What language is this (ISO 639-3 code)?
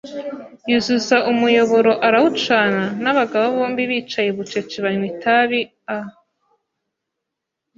kin